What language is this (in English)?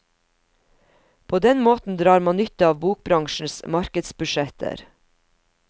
Norwegian